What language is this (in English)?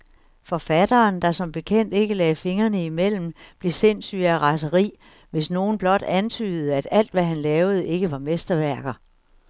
Danish